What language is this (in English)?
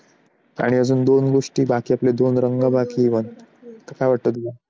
Marathi